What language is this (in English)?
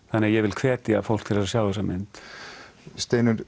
Icelandic